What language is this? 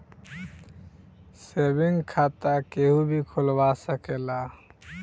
Bhojpuri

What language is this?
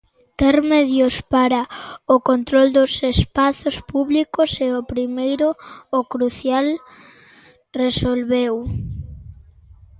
Galician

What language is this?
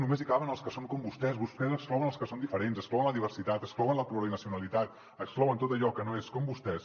Catalan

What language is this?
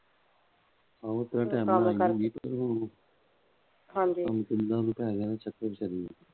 Punjabi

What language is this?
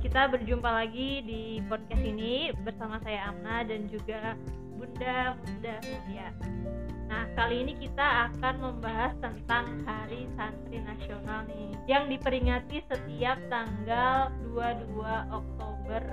Indonesian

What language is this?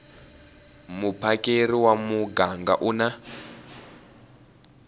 Tsonga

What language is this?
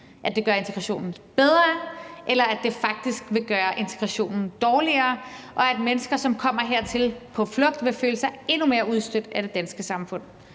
Danish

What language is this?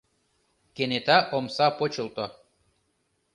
Mari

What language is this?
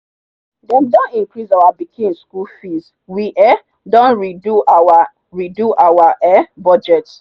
Nigerian Pidgin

